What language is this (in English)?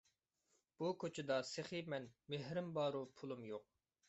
Uyghur